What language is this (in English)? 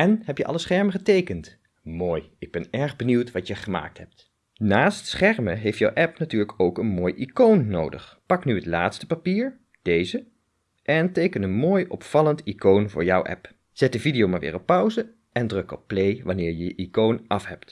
Dutch